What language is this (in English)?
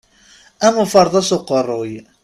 Kabyle